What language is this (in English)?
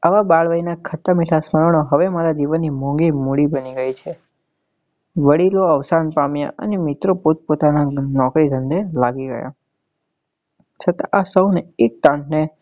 Gujarati